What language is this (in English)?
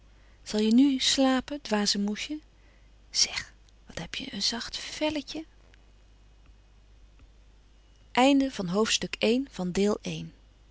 Dutch